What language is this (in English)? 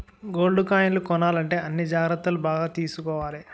Telugu